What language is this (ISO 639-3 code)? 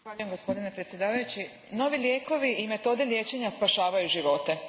hrv